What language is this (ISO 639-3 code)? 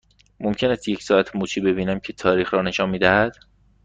fas